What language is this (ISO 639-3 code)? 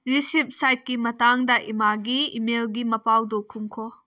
mni